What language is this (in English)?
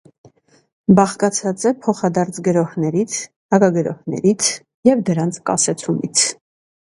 Armenian